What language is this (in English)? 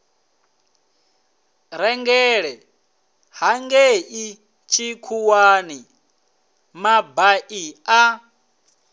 Venda